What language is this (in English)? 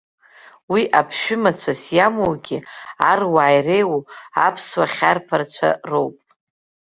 Abkhazian